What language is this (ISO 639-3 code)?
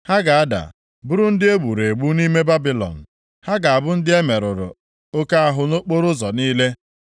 ibo